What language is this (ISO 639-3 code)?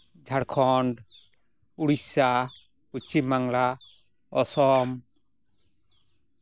sat